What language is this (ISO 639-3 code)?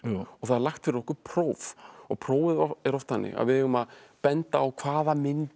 isl